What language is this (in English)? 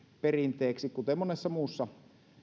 Finnish